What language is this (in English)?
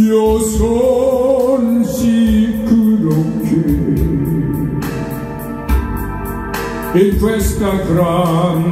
Korean